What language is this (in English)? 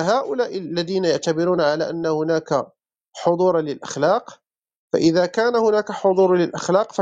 Arabic